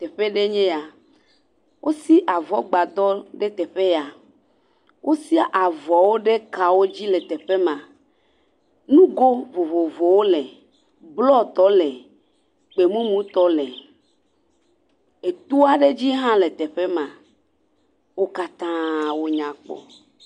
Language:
Ewe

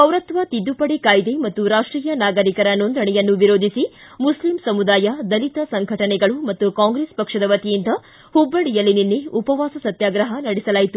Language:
Kannada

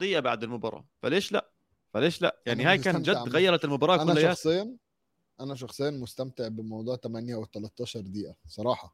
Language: Arabic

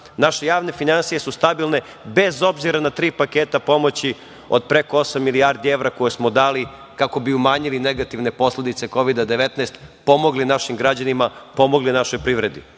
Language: Serbian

